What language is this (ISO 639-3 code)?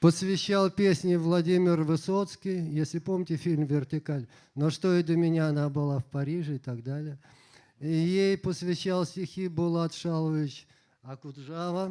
rus